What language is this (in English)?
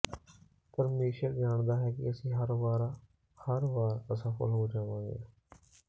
Punjabi